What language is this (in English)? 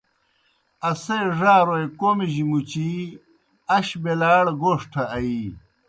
Kohistani Shina